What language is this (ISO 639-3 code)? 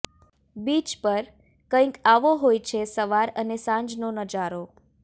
guj